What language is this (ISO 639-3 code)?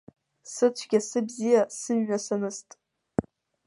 abk